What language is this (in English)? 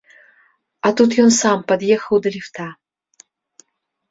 Belarusian